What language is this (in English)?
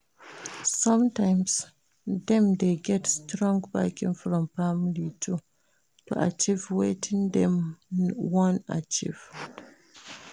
Nigerian Pidgin